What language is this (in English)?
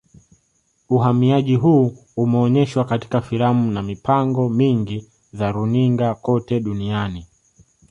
Swahili